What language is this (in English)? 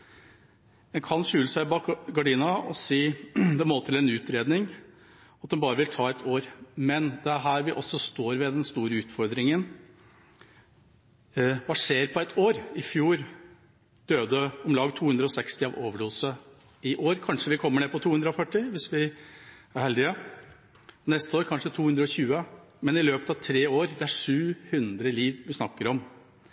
Norwegian Bokmål